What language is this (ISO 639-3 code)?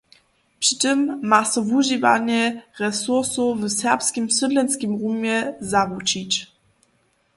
hsb